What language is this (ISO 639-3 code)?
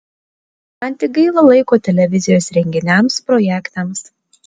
lit